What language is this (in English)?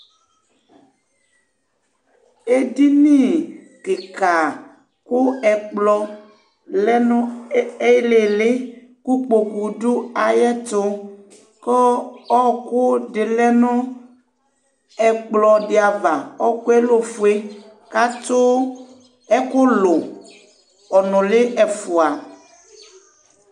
Ikposo